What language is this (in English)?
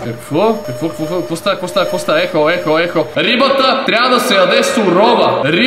Bulgarian